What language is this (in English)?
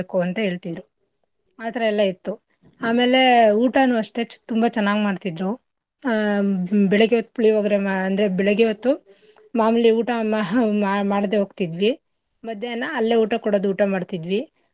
Kannada